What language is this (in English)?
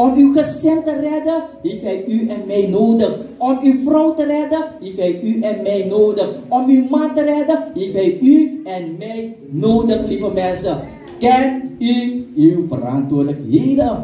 Dutch